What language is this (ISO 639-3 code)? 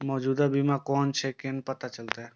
mai